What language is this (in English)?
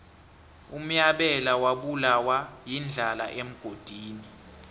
South Ndebele